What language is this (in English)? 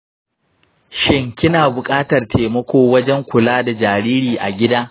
Hausa